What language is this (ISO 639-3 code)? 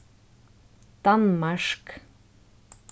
fao